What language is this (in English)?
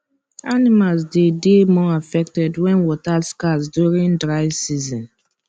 Nigerian Pidgin